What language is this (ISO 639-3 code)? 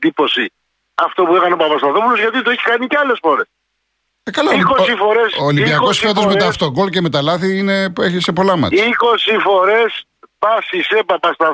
ell